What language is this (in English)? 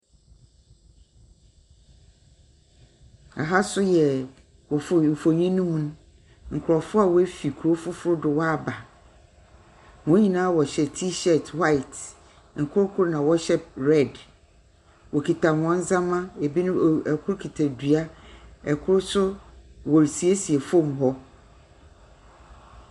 Akan